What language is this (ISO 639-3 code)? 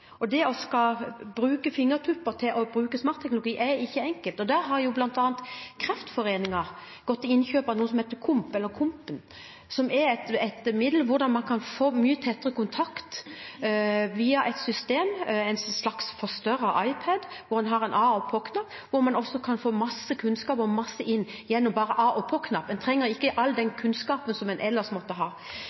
nob